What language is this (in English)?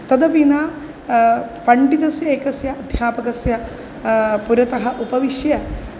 Sanskrit